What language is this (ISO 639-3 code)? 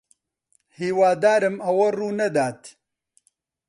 ckb